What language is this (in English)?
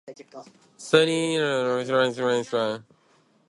Japanese